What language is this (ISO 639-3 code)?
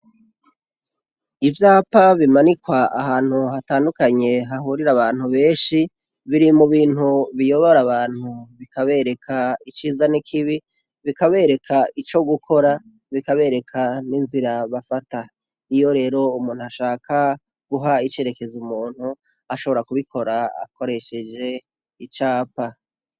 run